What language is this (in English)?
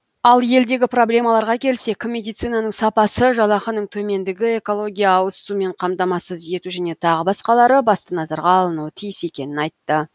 Kazakh